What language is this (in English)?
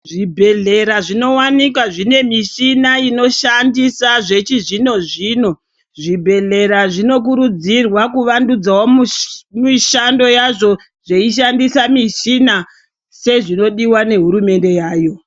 Ndau